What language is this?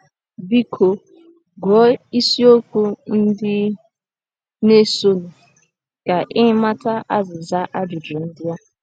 Igbo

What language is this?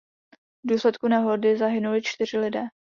Czech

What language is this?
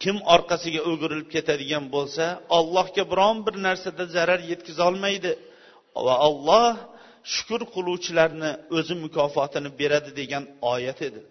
Bulgarian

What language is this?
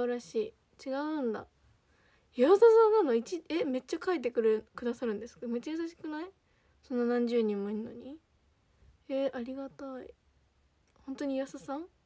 Japanese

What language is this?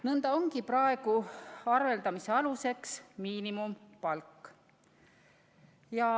Estonian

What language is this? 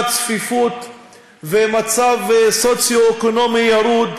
Hebrew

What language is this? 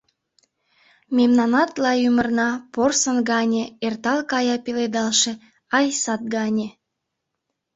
Mari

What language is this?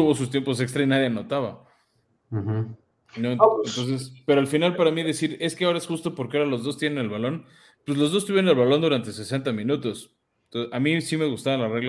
Spanish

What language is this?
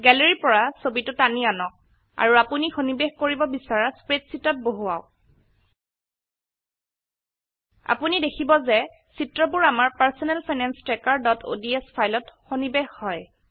Assamese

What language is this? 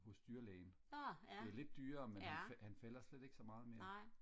Danish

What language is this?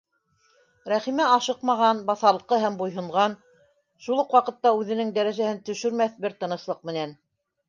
Bashkir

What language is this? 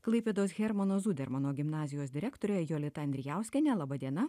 Lithuanian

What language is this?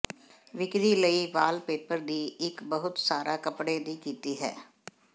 Punjabi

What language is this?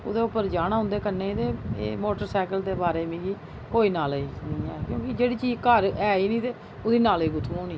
Dogri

